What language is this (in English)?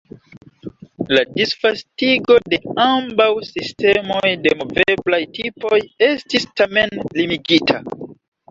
Esperanto